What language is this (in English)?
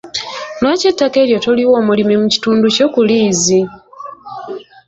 Ganda